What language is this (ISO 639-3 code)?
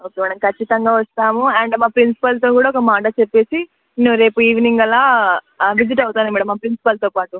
tel